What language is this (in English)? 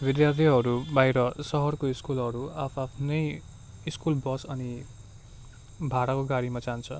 Nepali